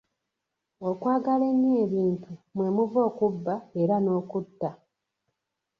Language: Ganda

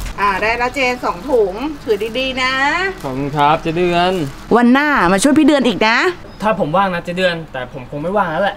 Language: Thai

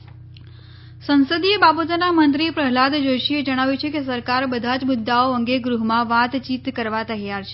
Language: Gujarati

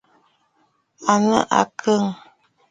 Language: Bafut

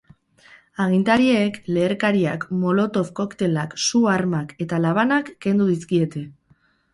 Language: Basque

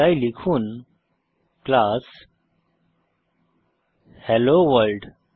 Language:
Bangla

